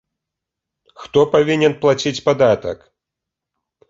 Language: Belarusian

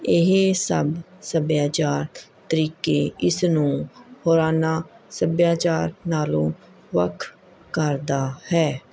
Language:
Punjabi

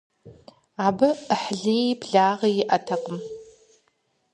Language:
Kabardian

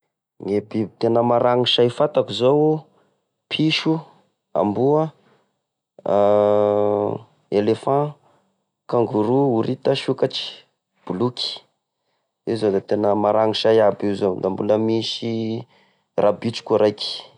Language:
Tesaka Malagasy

